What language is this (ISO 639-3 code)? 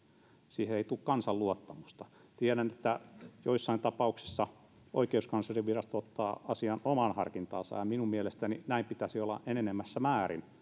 fin